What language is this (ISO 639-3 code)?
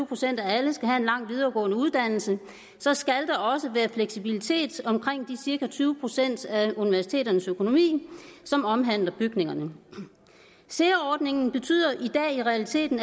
dan